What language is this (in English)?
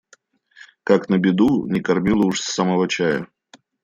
Russian